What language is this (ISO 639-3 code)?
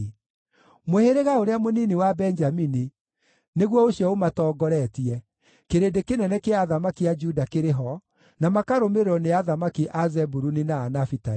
kik